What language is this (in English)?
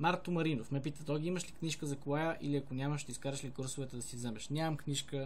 Russian